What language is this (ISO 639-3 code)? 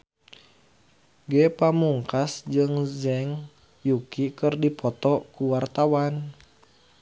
sun